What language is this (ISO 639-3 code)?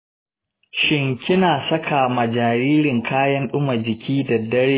hau